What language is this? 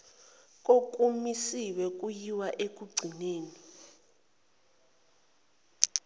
Zulu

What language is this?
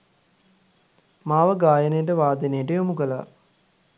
Sinhala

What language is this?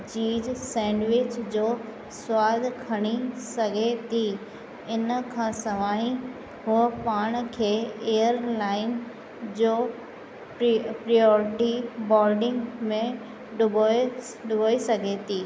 Sindhi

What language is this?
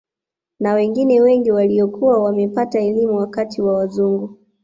Swahili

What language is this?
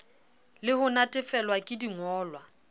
Southern Sotho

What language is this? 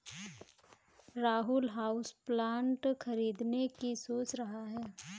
Hindi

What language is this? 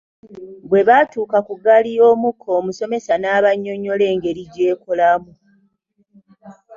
Ganda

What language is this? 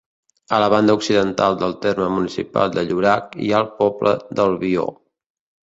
Catalan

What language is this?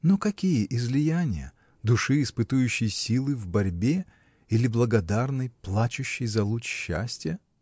Russian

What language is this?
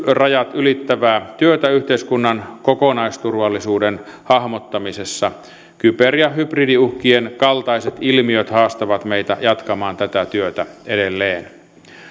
Finnish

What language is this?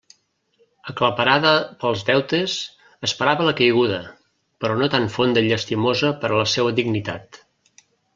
Catalan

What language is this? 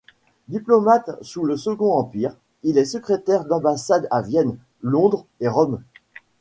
French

